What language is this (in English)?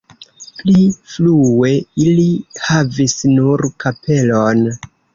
Esperanto